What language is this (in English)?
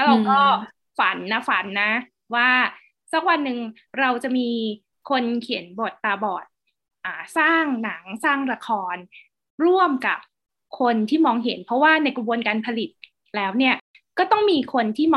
Thai